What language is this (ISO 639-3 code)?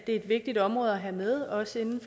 dan